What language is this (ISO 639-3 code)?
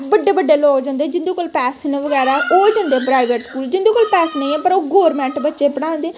doi